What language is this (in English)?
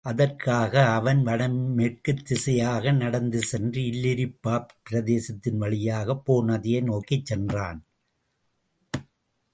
Tamil